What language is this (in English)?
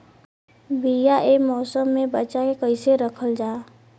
Bhojpuri